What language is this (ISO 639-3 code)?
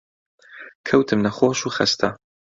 ckb